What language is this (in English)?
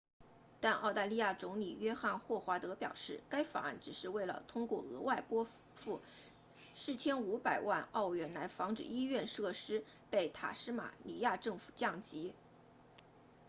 Chinese